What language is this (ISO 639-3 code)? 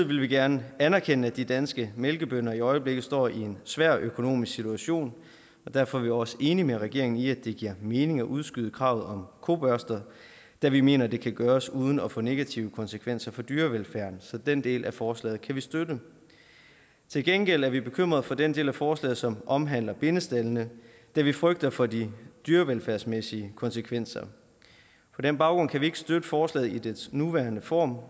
dan